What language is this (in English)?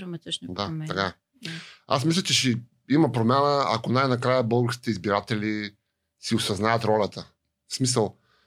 Bulgarian